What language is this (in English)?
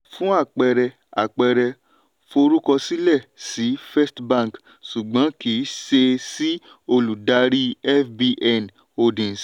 Yoruba